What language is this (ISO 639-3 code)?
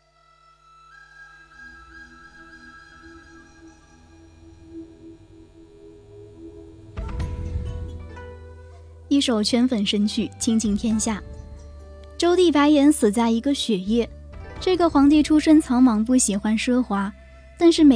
zho